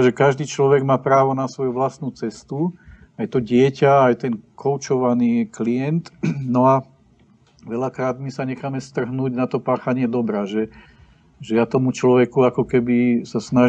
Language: Czech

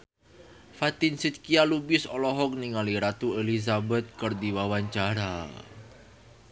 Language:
Sundanese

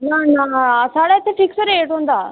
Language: Dogri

